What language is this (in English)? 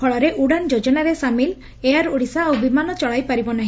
Odia